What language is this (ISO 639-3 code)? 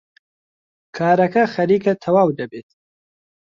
ckb